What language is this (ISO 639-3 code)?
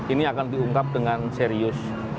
ind